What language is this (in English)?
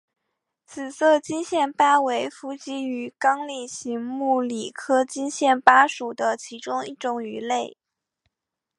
Chinese